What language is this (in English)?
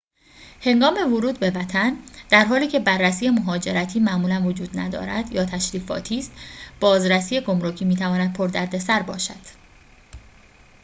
Persian